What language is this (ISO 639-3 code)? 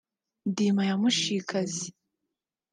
kin